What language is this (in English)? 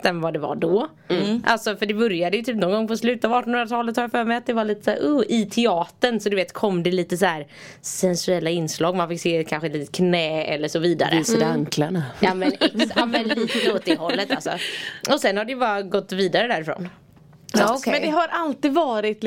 Swedish